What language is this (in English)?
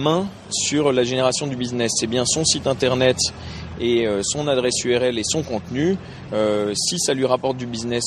French